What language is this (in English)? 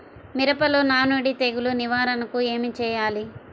Telugu